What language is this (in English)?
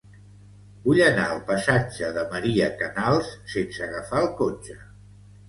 Catalan